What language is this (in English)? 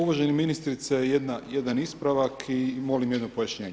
Croatian